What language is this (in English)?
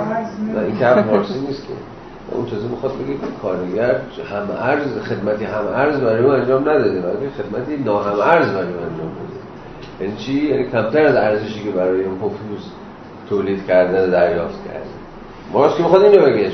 Persian